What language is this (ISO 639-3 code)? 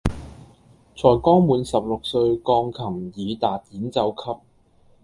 yue